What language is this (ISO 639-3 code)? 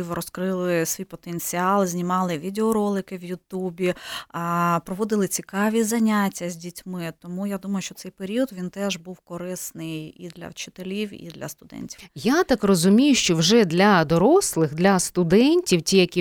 ukr